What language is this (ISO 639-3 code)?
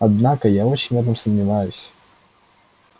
rus